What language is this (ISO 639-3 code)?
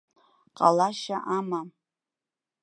abk